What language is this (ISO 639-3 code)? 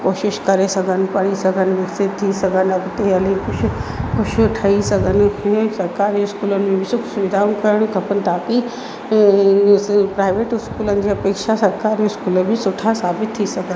snd